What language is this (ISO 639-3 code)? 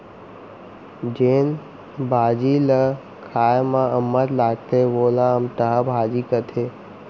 hne